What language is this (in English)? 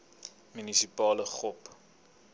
Afrikaans